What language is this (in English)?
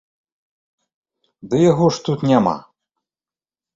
Belarusian